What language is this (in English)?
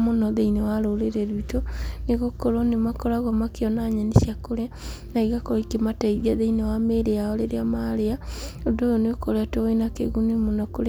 Kikuyu